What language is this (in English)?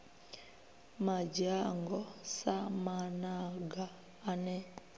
Venda